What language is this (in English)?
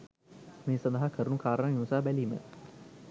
Sinhala